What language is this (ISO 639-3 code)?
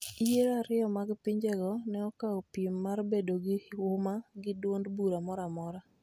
luo